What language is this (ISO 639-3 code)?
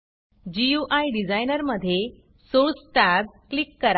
mar